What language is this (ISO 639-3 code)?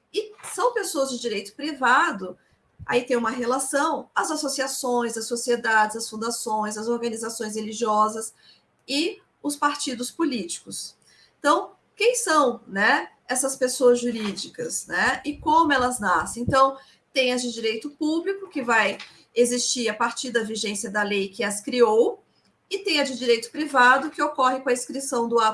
por